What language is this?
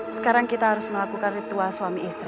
Indonesian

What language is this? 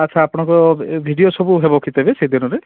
Odia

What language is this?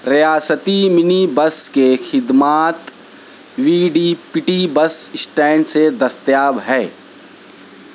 Urdu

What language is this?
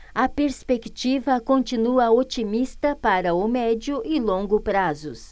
Portuguese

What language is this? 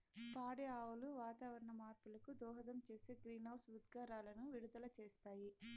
Telugu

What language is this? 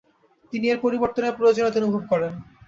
Bangla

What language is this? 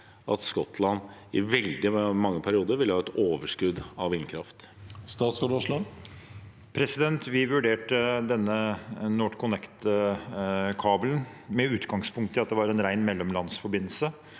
Norwegian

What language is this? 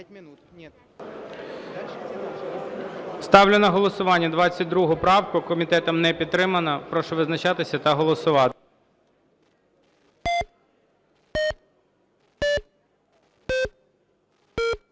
Ukrainian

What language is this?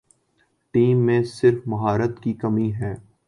Urdu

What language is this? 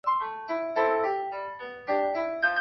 Chinese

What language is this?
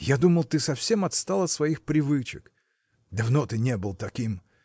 Russian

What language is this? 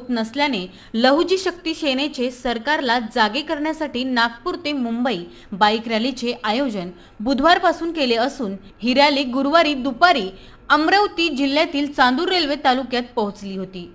Marathi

